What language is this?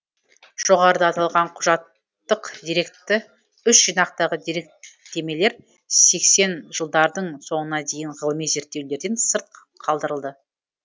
Kazakh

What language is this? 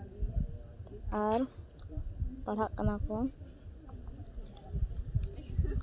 Santali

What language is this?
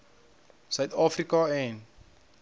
Afrikaans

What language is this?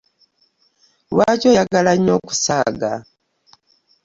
Ganda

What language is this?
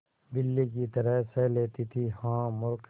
Hindi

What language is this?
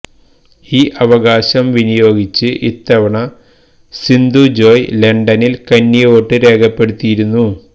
Malayalam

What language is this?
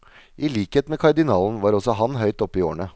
Norwegian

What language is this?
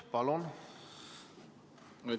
Estonian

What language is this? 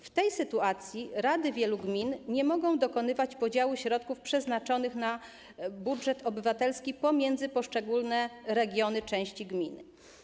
Polish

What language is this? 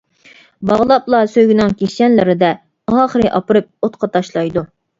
Uyghur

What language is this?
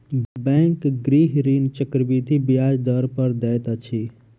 Maithili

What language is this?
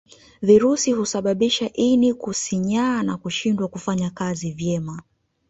Swahili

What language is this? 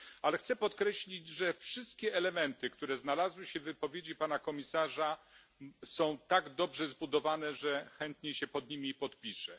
Polish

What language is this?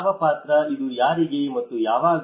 Kannada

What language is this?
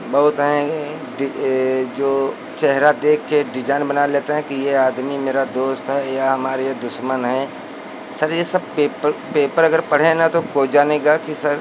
Hindi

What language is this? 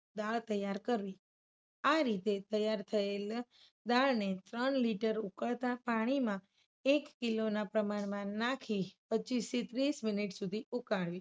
Gujarati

